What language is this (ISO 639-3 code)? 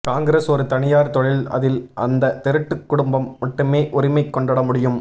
tam